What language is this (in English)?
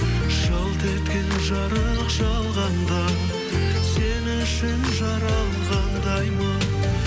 Kazakh